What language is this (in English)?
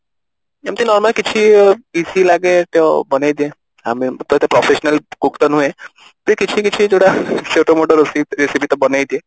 Odia